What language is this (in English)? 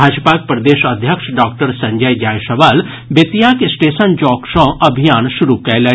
Maithili